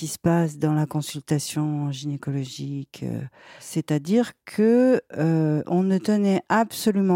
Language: French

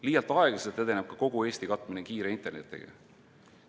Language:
Estonian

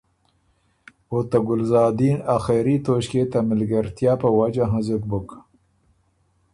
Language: Ormuri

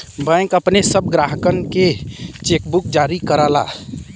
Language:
Bhojpuri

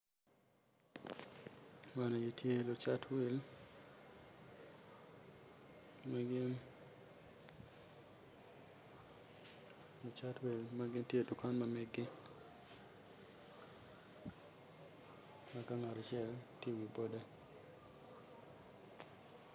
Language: Acoli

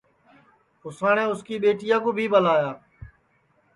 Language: Sansi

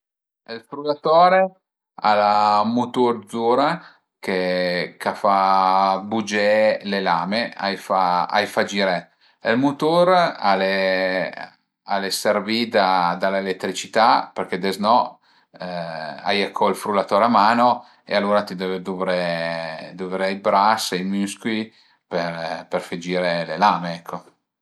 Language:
Piedmontese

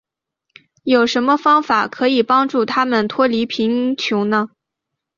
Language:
Chinese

